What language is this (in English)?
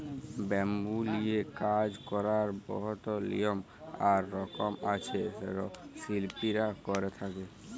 Bangla